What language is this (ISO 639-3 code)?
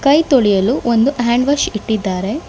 kan